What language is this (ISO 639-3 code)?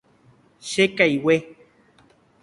grn